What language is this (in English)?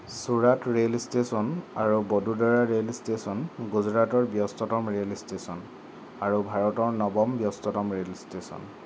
Assamese